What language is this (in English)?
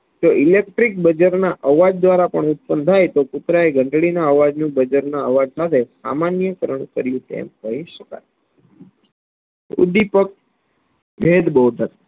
Gujarati